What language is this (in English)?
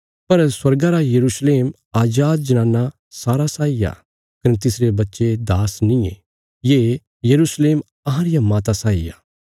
Bilaspuri